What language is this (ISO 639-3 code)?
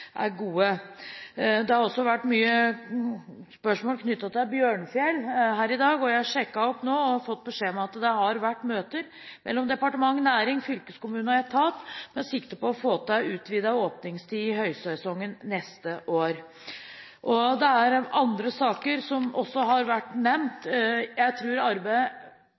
nob